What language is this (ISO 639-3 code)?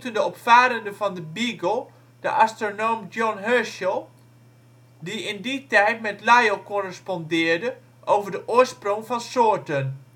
nld